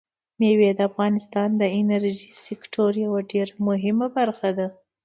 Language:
Pashto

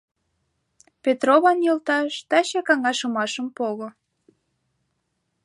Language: Mari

